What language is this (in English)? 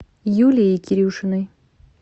Russian